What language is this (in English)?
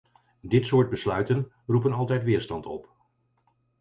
Dutch